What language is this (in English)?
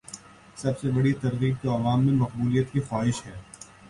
Urdu